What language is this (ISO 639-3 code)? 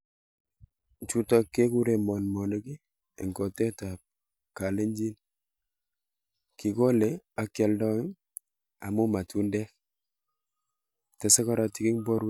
kln